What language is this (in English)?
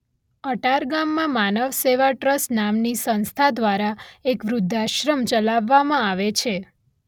Gujarati